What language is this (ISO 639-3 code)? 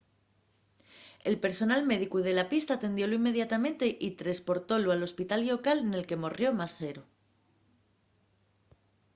ast